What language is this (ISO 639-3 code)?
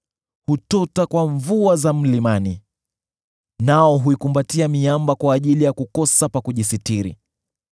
swa